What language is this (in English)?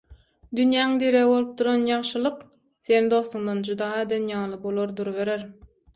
Turkmen